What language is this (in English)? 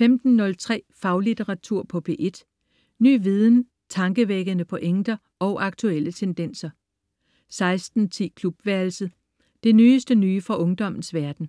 Danish